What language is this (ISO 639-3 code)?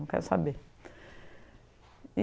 por